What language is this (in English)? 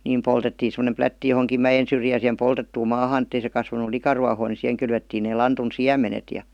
Finnish